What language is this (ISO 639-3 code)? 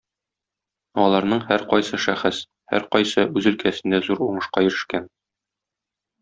tat